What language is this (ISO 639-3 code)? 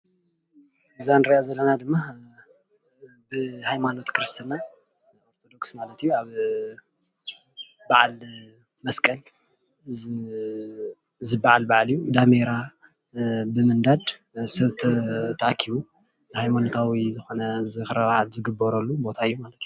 tir